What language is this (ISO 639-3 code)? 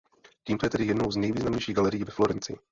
ces